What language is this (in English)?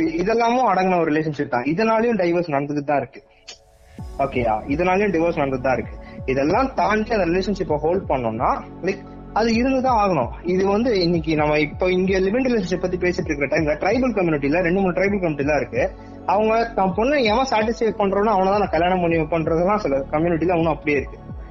Tamil